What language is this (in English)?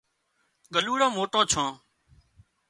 Wadiyara Koli